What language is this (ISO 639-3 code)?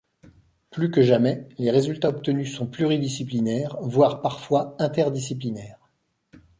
fra